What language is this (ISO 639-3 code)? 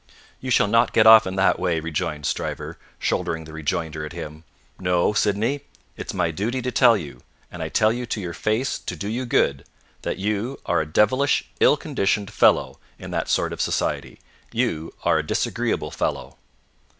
eng